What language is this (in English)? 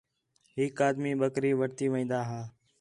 Khetrani